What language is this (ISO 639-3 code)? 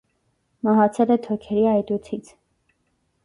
hye